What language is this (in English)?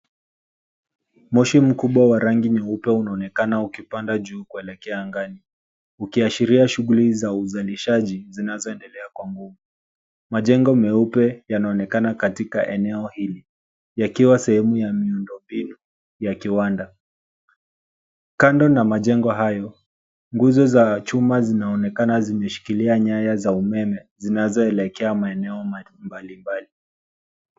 Swahili